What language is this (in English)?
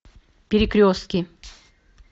Russian